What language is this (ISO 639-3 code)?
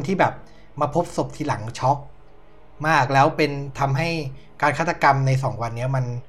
tha